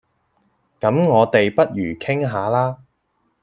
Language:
Cantonese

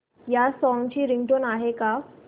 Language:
Marathi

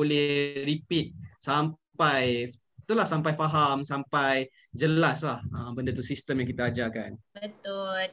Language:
Malay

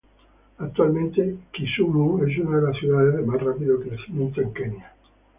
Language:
Spanish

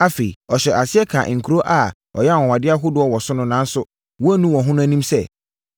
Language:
Akan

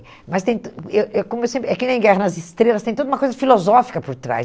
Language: Portuguese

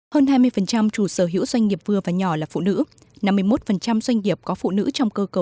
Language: Vietnamese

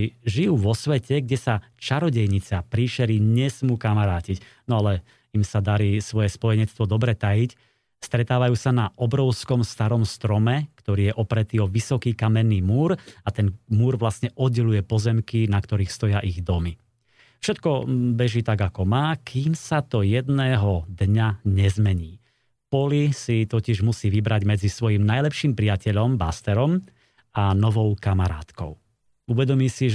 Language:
Slovak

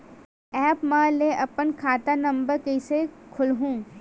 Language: Chhattisgarhi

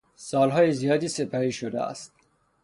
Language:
Persian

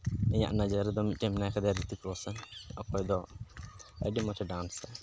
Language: Santali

